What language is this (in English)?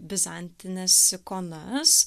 Lithuanian